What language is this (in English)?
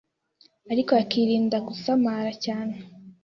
Kinyarwanda